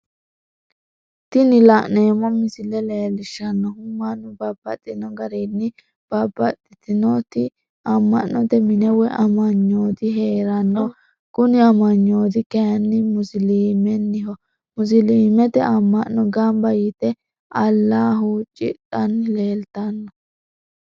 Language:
Sidamo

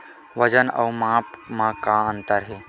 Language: Chhattisgarhi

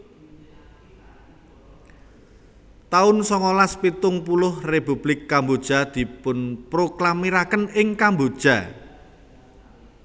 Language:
Javanese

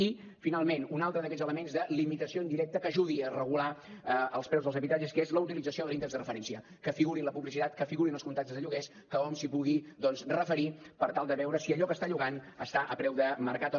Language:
Catalan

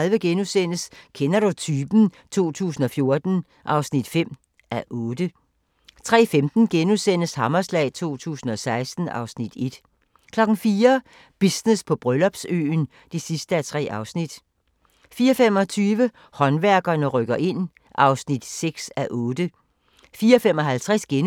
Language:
Danish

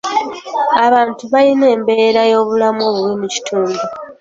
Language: Ganda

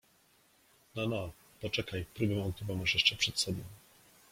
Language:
Polish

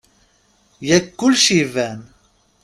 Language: Kabyle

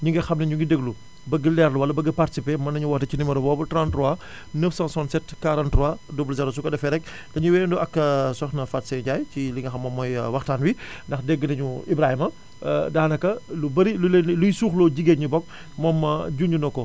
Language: Wolof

